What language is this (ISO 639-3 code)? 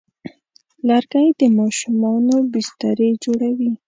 pus